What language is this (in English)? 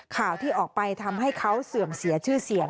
Thai